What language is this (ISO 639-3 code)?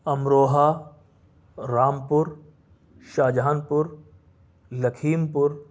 urd